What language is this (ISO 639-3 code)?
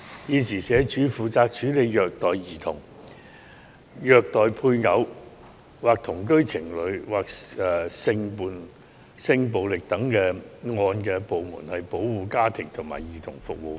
yue